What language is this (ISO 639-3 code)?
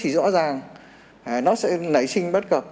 vie